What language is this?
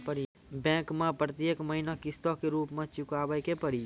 Maithili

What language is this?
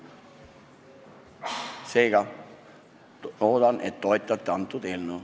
Estonian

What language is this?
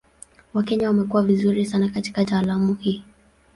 Swahili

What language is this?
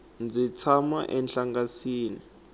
Tsonga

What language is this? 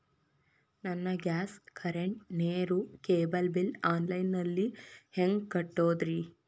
Kannada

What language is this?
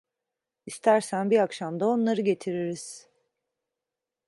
Turkish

